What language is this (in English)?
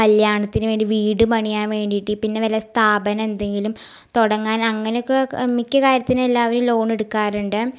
Malayalam